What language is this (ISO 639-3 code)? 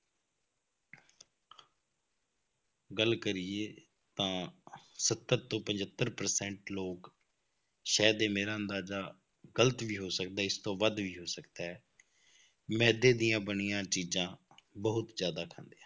pan